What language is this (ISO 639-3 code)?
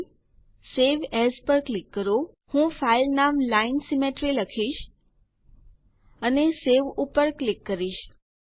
guj